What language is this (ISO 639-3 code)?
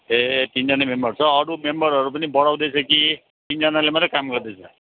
nep